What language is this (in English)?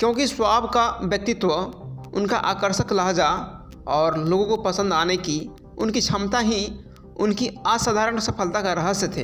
Hindi